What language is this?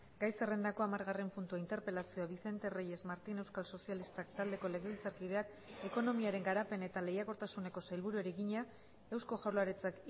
Basque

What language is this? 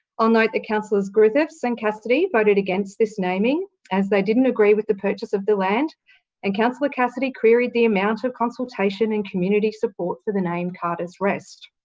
English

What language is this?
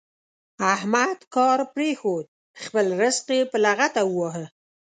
Pashto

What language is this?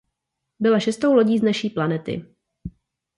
Czech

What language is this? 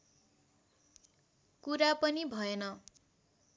Nepali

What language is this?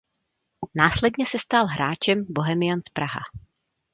Czech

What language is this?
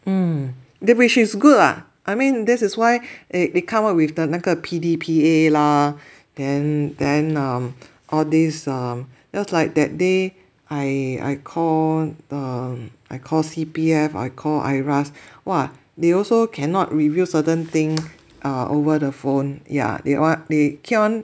English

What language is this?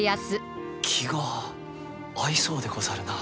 Japanese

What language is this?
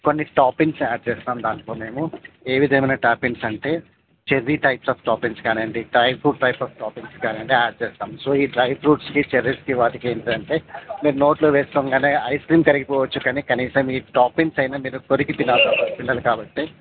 Telugu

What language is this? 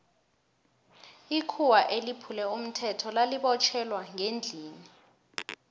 South Ndebele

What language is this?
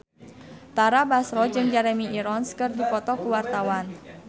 Sundanese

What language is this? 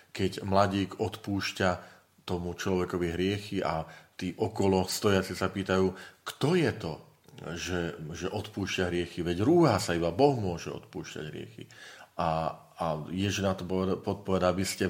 Slovak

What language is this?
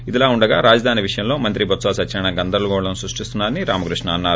Telugu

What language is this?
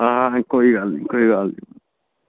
Dogri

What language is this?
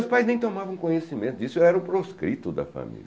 Portuguese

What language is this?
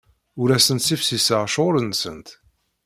Kabyle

